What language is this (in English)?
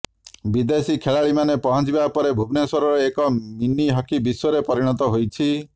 Odia